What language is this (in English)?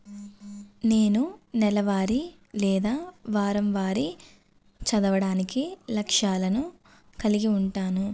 Telugu